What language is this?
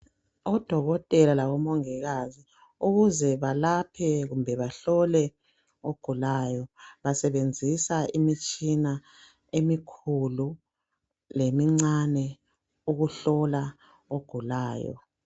North Ndebele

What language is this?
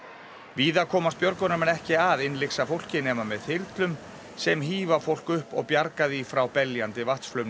Icelandic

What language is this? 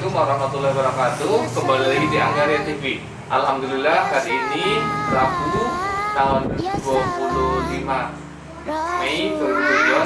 Indonesian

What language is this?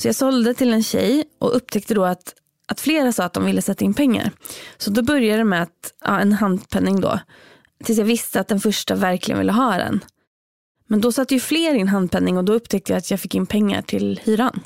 Swedish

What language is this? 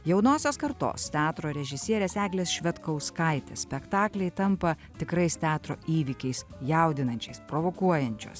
Lithuanian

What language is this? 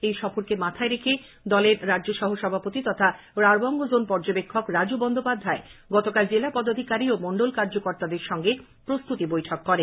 Bangla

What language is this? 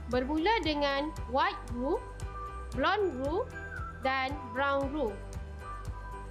Malay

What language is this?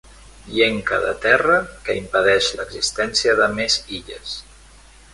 Catalan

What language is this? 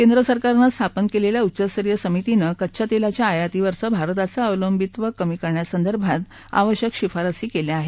Marathi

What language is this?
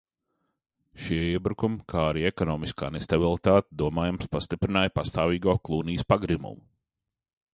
Latvian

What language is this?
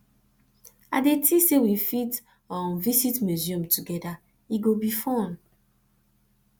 Nigerian Pidgin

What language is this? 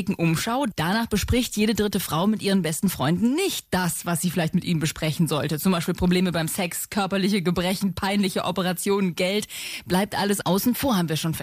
German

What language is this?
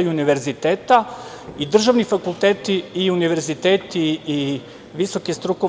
Serbian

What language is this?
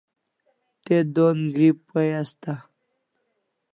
Kalasha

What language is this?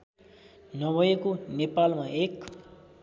Nepali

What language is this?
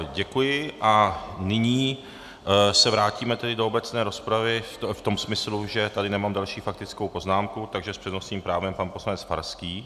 Czech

